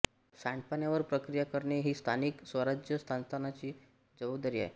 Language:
Marathi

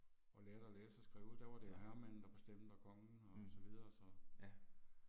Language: Danish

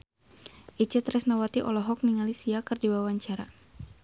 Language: Sundanese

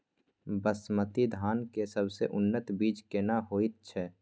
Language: Maithili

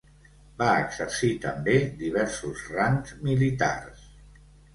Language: Catalan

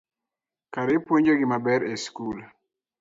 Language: Luo (Kenya and Tanzania)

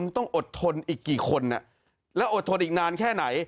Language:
Thai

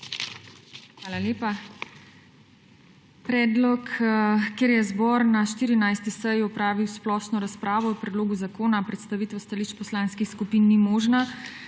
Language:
Slovenian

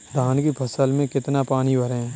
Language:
Hindi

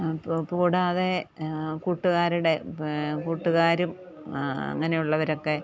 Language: Malayalam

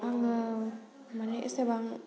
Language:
Bodo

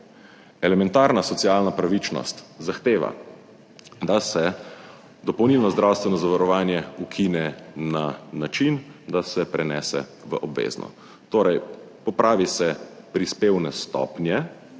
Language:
Slovenian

